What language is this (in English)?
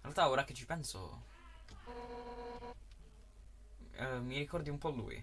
Italian